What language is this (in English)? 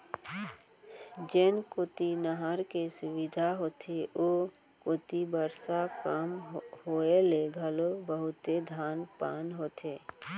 Chhattisgarhi